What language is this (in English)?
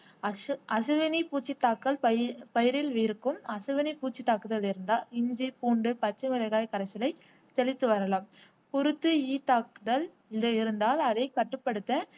Tamil